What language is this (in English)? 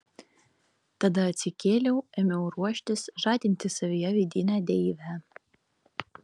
Lithuanian